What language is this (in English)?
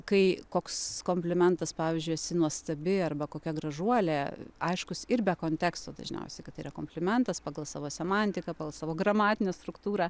Lithuanian